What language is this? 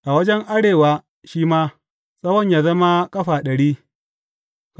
Hausa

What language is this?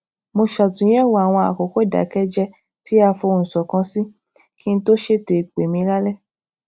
Yoruba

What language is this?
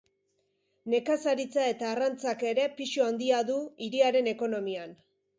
Basque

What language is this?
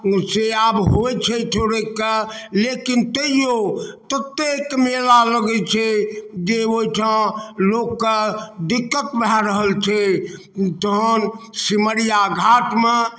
Maithili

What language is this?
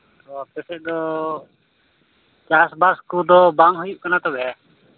Santali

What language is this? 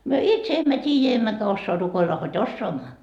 Finnish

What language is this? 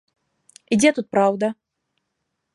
Belarusian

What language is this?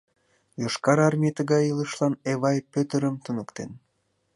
Mari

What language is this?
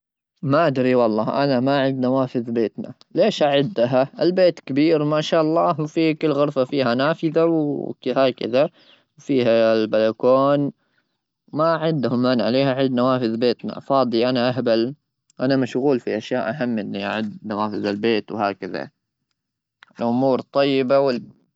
Gulf Arabic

